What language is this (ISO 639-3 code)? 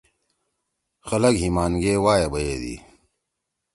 trw